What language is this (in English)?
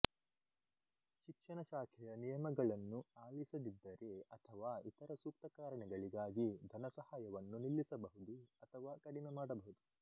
Kannada